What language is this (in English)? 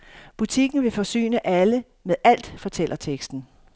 Danish